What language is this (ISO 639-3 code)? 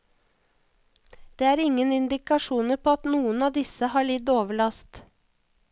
nor